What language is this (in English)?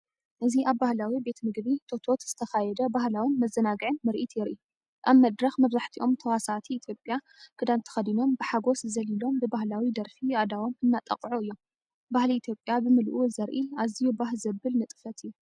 Tigrinya